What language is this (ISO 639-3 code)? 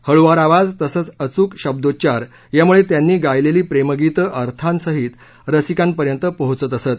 mar